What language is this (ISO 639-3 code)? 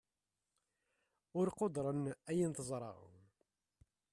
kab